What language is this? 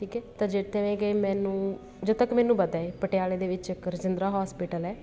Punjabi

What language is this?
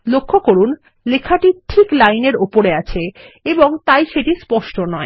Bangla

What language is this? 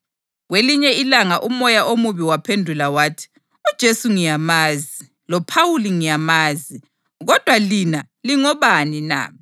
North Ndebele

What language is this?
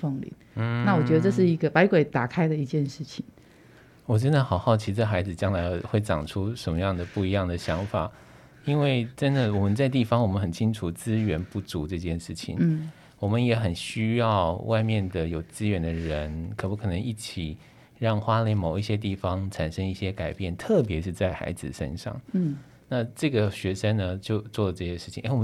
Chinese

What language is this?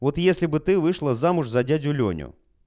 Russian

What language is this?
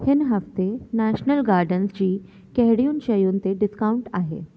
Sindhi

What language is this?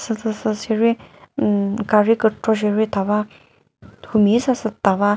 Chokri Naga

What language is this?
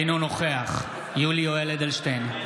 Hebrew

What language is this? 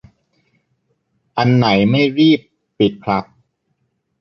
Thai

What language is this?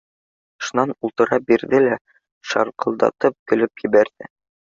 Bashkir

